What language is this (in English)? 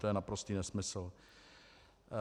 Czech